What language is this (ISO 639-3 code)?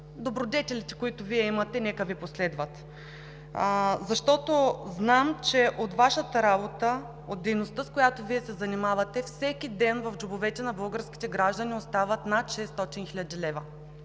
bul